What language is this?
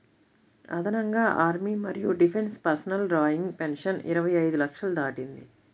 Telugu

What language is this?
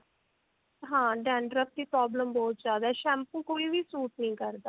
Punjabi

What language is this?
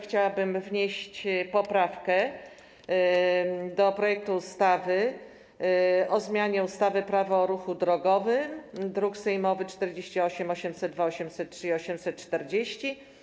Polish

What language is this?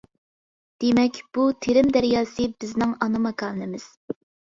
Uyghur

